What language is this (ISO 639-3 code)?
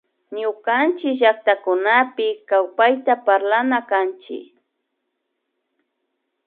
qvi